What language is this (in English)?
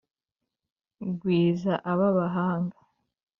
Kinyarwanda